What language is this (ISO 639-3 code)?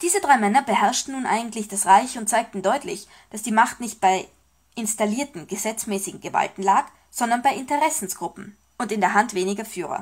deu